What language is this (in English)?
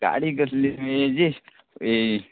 Konkani